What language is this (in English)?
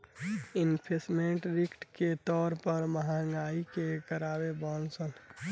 Bhojpuri